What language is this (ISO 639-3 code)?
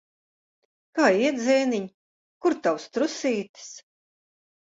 lav